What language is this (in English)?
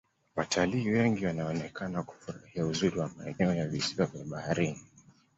Swahili